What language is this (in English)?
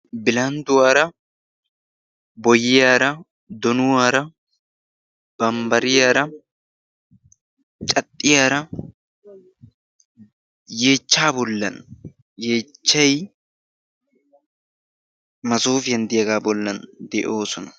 Wolaytta